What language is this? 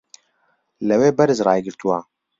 Central Kurdish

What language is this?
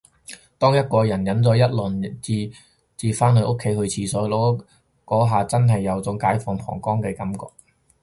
Cantonese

